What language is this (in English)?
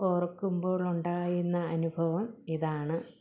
Malayalam